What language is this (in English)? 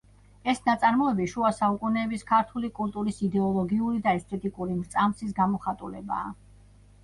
Georgian